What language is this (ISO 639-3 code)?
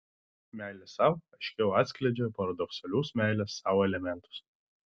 lit